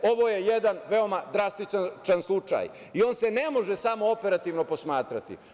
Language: Serbian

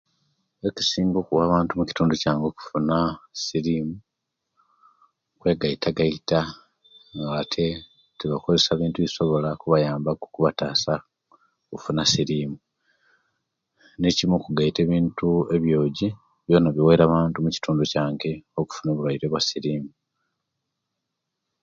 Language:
Kenyi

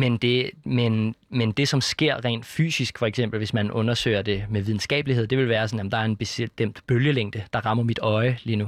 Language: Danish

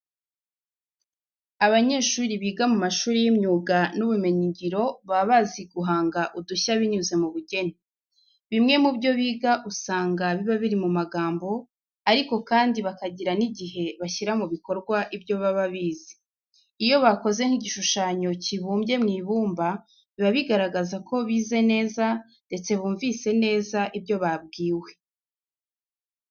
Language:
Kinyarwanda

